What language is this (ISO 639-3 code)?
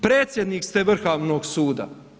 hrv